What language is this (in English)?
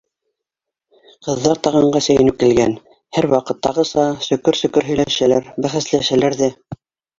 Bashkir